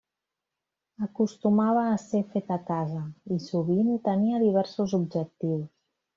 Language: Catalan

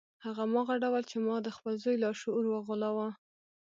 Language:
Pashto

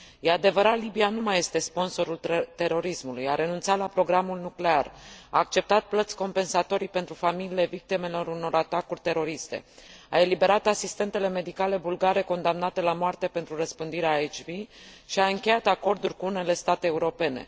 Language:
Romanian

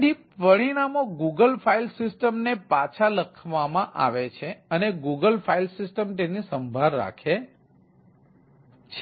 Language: Gujarati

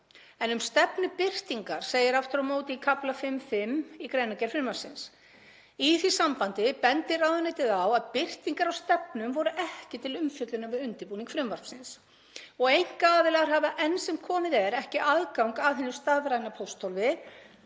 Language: Icelandic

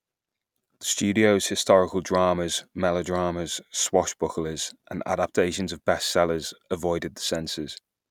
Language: English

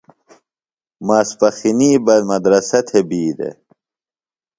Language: Phalura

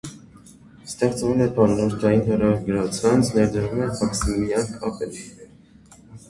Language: Armenian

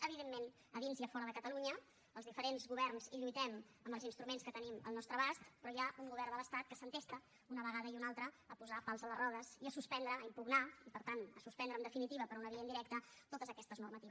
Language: Catalan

